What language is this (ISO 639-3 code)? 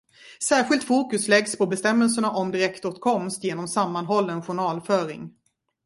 swe